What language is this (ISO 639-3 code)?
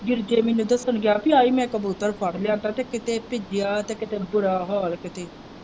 pan